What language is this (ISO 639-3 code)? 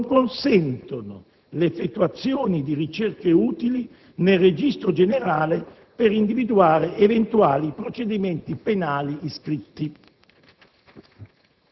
ita